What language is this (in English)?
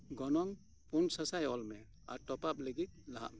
Santali